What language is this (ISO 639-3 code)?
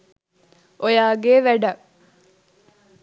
sin